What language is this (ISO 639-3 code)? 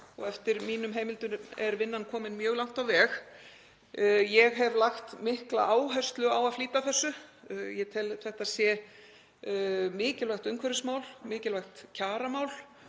isl